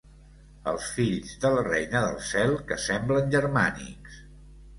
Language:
Catalan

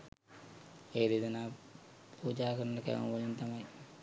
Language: Sinhala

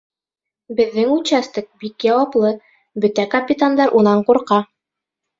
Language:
Bashkir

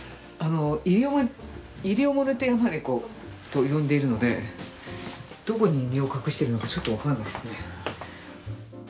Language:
Japanese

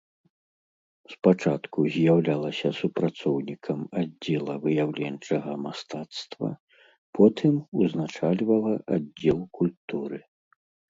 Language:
Belarusian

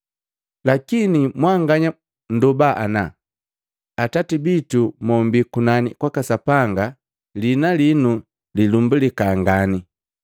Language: Matengo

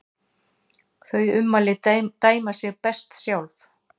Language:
Icelandic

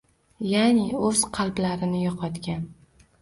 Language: Uzbek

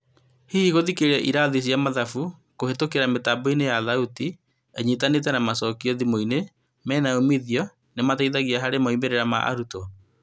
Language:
Kikuyu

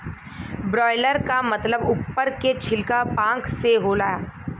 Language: Bhojpuri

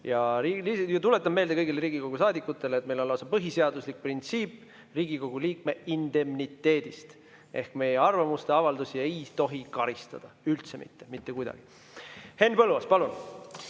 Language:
Estonian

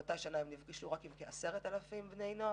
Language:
Hebrew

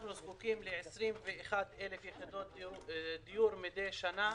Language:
Hebrew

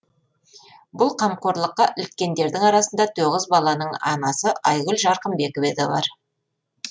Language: Kazakh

